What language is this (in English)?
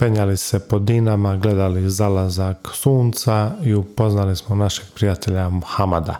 Croatian